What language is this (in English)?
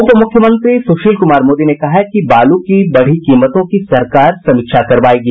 Hindi